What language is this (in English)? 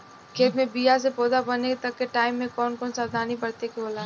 Bhojpuri